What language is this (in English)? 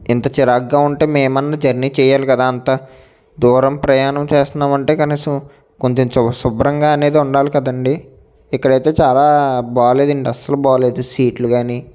Telugu